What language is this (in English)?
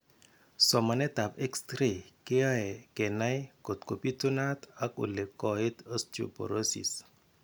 Kalenjin